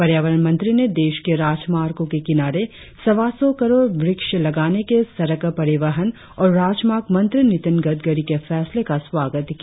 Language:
Hindi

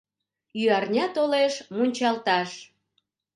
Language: Mari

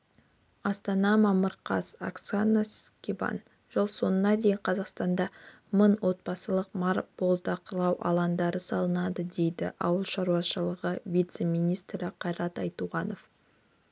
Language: Kazakh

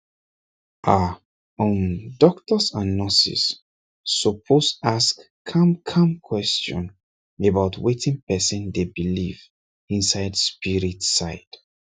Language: Nigerian Pidgin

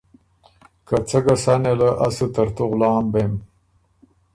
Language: Ormuri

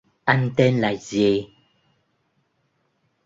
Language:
Vietnamese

